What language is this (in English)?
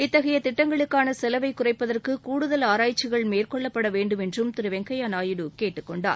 Tamil